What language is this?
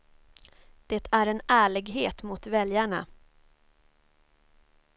Swedish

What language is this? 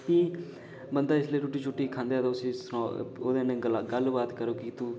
Dogri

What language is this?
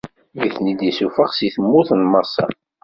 Kabyle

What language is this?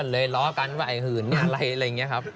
Thai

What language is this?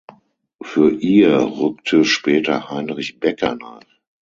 German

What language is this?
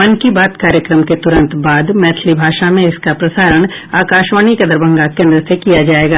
Hindi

